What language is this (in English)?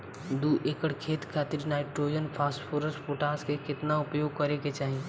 Bhojpuri